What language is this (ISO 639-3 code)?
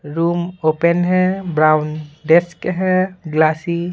hin